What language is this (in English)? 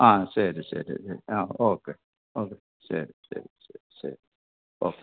Malayalam